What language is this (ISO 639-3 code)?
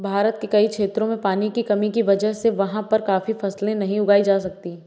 hin